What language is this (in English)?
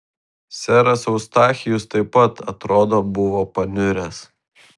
Lithuanian